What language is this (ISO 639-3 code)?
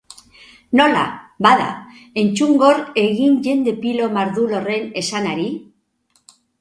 eus